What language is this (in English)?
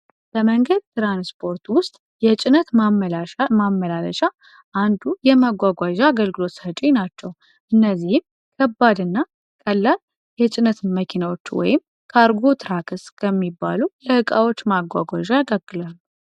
Amharic